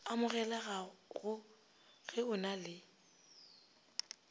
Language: Northern Sotho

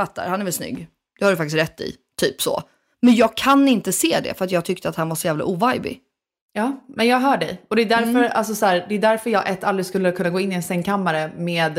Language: Swedish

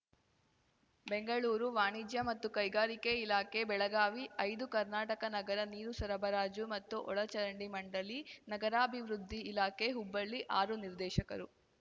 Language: Kannada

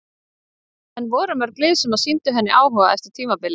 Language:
Icelandic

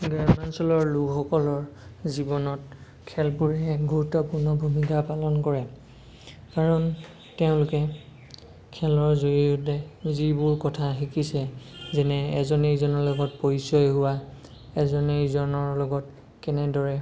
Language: Assamese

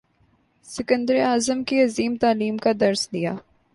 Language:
Urdu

